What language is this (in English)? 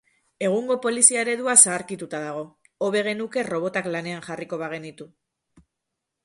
Basque